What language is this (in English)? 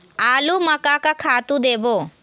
Chhattisgarhi